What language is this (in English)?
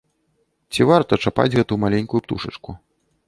Belarusian